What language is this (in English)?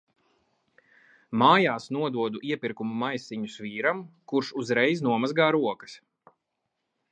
Latvian